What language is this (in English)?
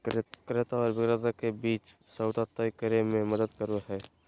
Magahi